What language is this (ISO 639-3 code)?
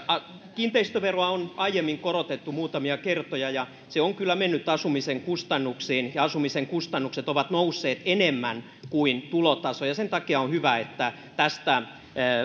fin